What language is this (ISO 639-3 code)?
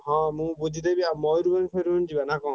ori